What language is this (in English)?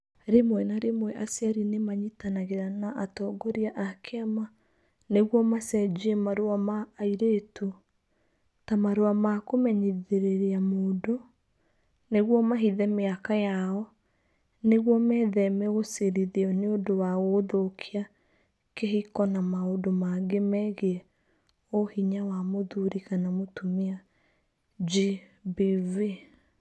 Kikuyu